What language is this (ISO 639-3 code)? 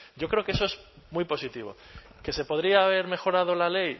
spa